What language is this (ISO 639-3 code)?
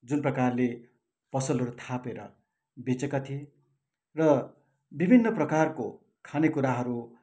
nep